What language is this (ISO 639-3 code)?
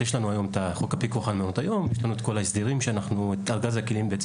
heb